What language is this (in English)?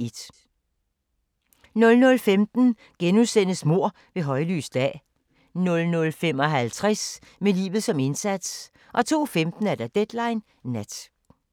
Danish